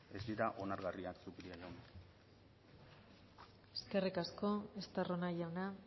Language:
Basque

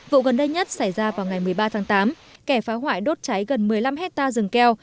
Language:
Vietnamese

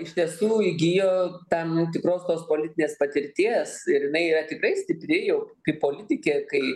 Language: Lithuanian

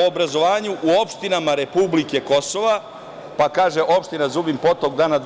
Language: Serbian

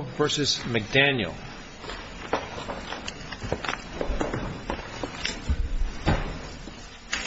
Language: English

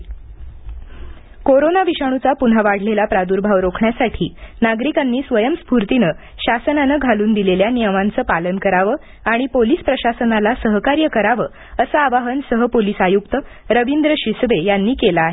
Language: Marathi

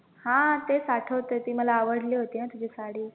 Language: Marathi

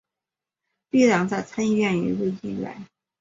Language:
Chinese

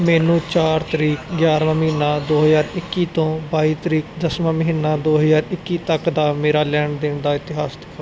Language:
Punjabi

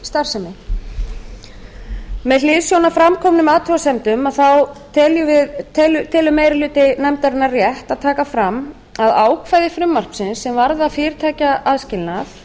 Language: Icelandic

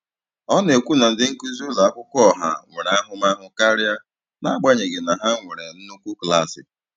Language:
Igbo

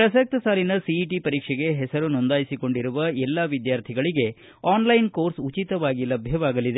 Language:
Kannada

